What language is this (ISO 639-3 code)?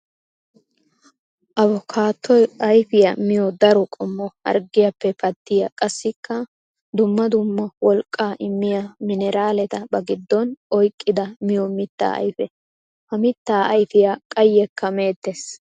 wal